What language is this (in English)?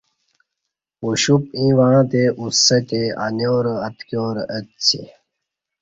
Kati